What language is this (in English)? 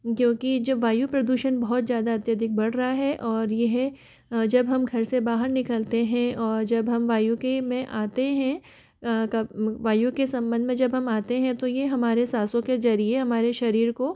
Hindi